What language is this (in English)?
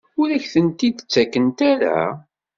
Kabyle